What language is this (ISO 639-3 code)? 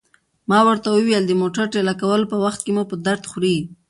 pus